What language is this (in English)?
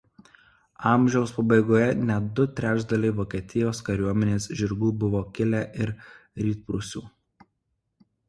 Lithuanian